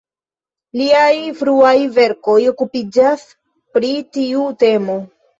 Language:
Esperanto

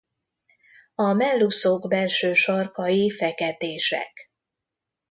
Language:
Hungarian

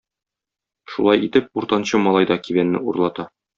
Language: Tatar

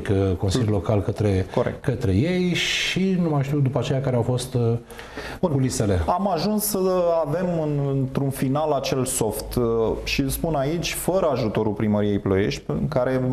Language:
Romanian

